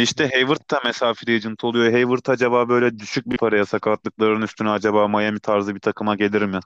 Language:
Turkish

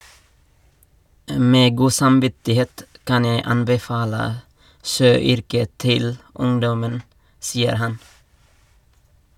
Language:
Norwegian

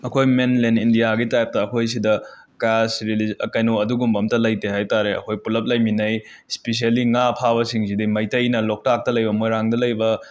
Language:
Manipuri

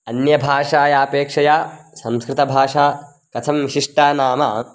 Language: Sanskrit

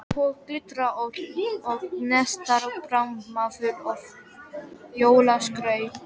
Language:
Icelandic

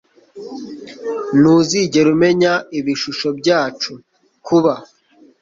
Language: Kinyarwanda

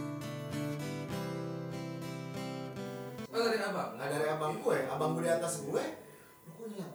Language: Indonesian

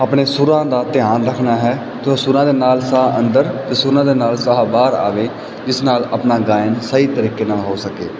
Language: Punjabi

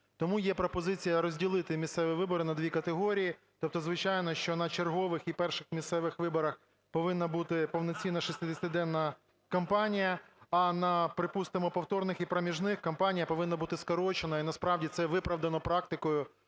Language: Ukrainian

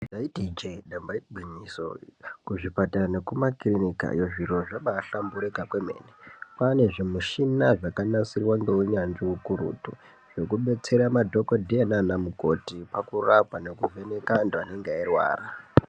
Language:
Ndau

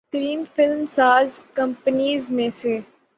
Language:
Urdu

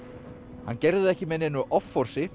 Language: Icelandic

